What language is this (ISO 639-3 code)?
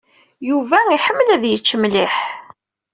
kab